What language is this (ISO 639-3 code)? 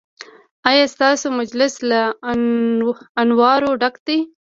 pus